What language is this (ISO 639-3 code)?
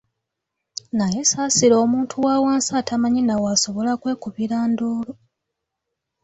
lug